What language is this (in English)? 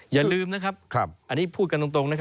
Thai